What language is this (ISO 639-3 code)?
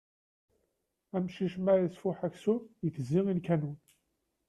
kab